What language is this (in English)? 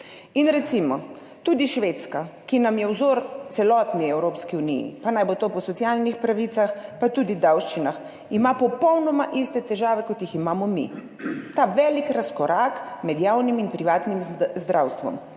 Slovenian